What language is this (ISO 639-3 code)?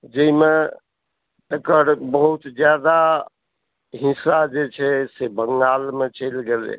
mai